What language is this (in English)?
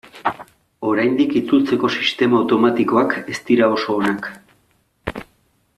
Basque